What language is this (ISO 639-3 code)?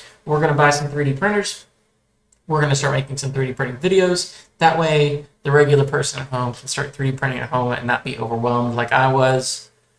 eng